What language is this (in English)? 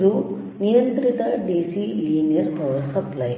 Kannada